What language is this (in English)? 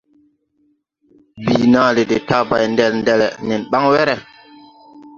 Tupuri